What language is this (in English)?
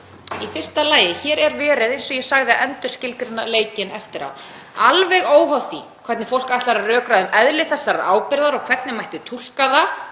Icelandic